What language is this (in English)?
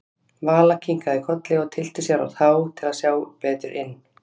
Icelandic